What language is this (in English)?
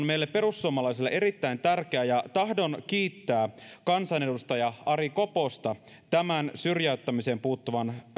Finnish